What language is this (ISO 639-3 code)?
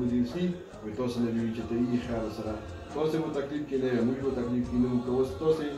ron